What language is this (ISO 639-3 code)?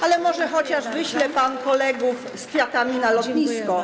pol